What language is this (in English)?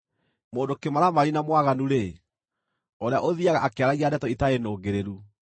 Kikuyu